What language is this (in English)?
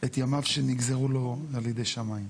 Hebrew